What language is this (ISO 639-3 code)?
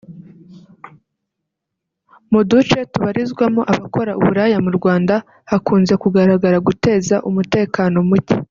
kin